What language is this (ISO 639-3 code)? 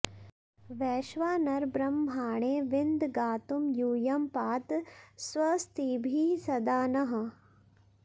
san